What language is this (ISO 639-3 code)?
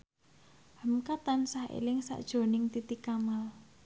jav